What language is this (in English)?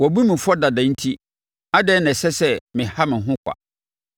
Akan